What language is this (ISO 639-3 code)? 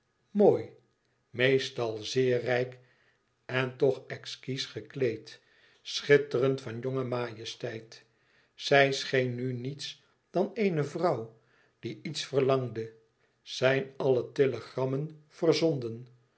nld